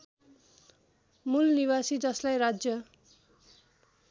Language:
Nepali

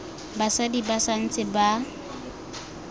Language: Tswana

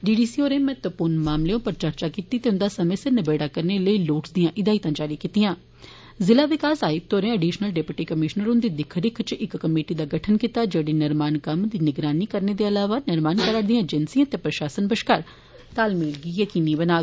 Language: Dogri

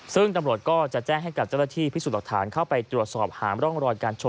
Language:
Thai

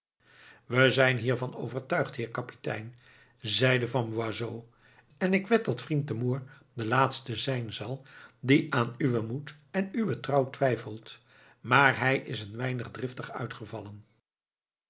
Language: Dutch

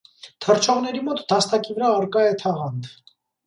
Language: Armenian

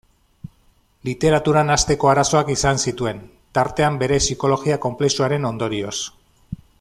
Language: Basque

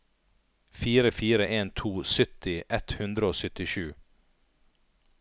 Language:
Norwegian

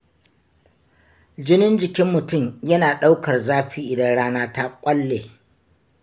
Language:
Hausa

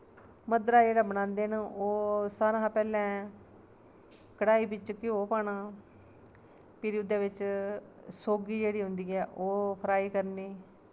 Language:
Dogri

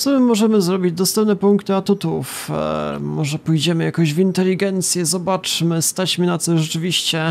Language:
Polish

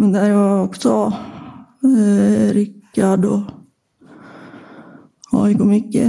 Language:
Swedish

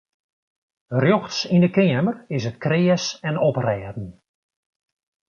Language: Western Frisian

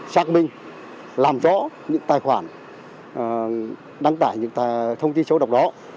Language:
Vietnamese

